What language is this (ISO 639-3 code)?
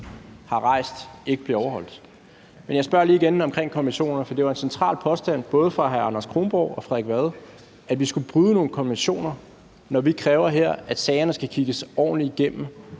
dan